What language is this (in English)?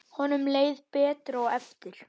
Icelandic